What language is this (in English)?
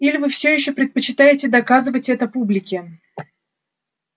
Russian